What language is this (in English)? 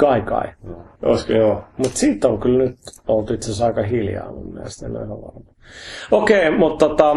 Finnish